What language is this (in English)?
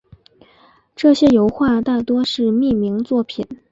Chinese